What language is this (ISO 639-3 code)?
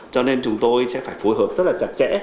vie